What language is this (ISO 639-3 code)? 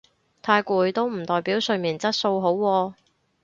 yue